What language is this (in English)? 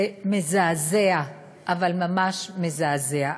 Hebrew